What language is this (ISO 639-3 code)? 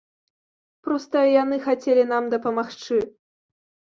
bel